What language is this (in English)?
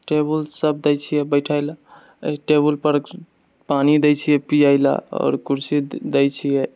Maithili